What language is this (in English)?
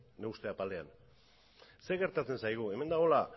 Basque